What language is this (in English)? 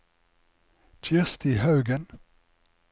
Norwegian